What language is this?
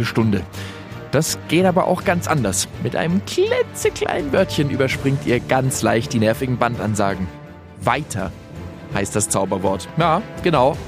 German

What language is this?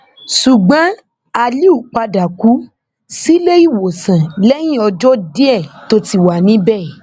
Yoruba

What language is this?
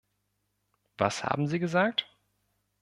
German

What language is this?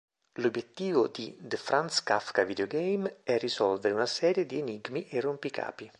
Italian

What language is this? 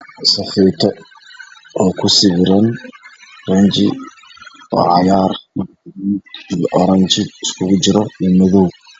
Somali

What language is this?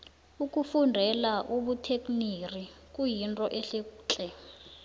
South Ndebele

